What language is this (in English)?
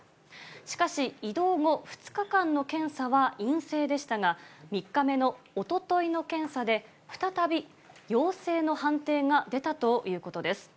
Japanese